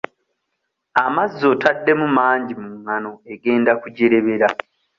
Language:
Ganda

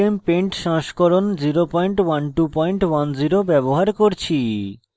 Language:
Bangla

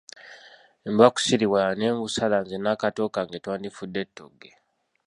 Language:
Ganda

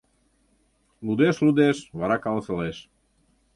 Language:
Mari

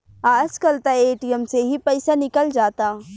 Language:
Bhojpuri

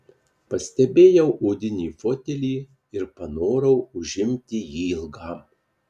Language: Lithuanian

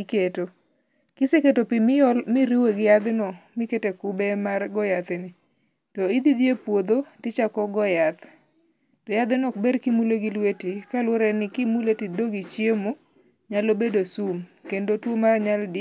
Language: Luo (Kenya and Tanzania)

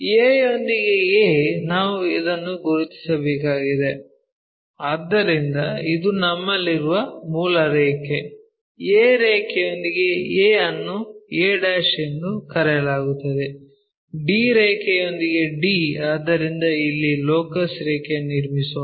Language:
Kannada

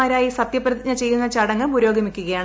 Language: Malayalam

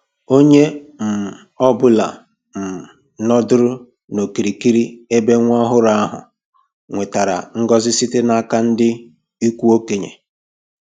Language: Igbo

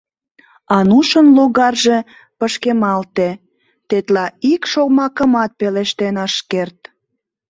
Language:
Mari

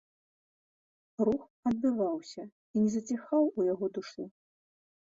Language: Belarusian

